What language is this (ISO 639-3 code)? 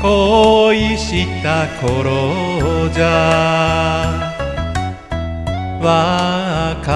jpn